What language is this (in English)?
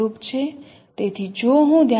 Gujarati